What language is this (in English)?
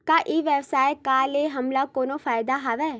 Chhattisgarhi